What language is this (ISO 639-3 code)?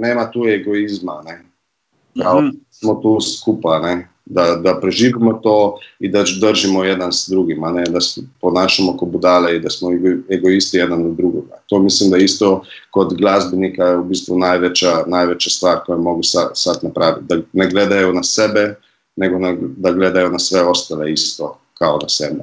hrv